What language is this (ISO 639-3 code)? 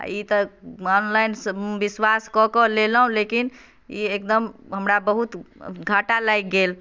mai